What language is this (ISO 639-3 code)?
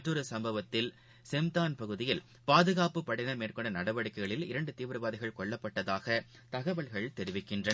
tam